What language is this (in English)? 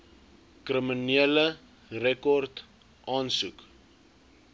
Afrikaans